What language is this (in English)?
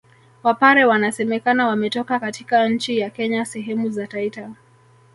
Swahili